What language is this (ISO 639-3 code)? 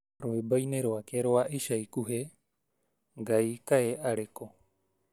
kik